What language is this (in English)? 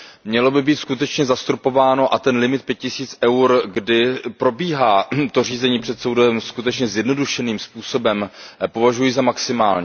Czech